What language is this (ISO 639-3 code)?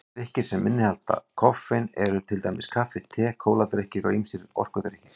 isl